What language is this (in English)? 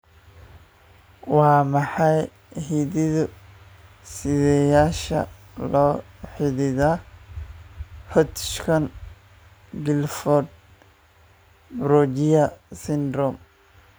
Somali